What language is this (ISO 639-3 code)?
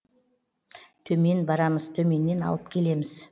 kaz